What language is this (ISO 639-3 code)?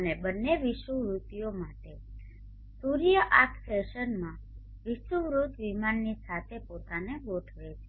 guj